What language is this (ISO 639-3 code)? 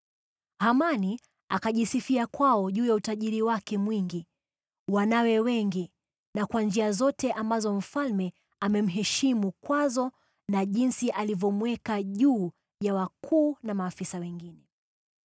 swa